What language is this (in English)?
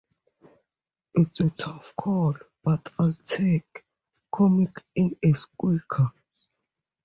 English